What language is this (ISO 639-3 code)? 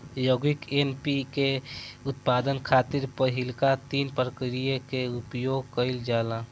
bho